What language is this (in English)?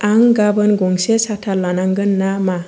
Bodo